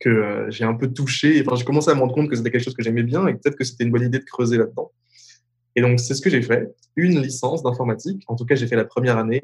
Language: French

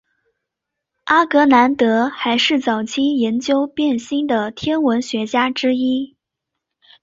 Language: Chinese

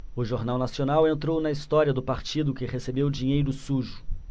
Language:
Portuguese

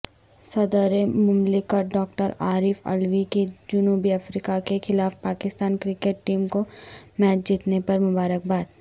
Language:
Urdu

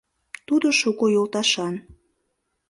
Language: Mari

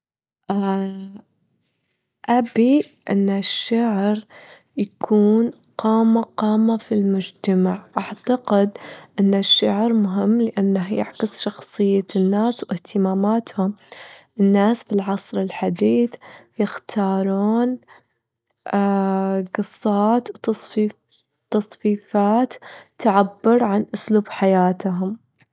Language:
Gulf Arabic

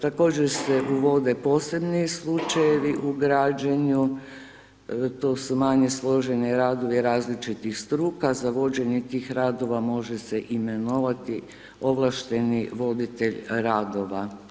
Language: Croatian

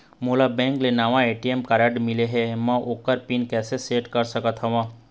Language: Chhattisgarhi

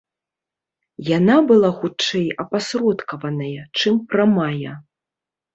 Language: Belarusian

